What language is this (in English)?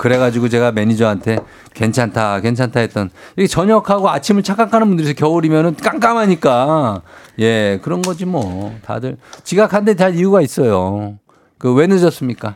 Korean